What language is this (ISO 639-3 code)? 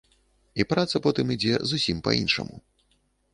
bel